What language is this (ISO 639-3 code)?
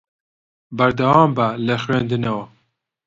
ckb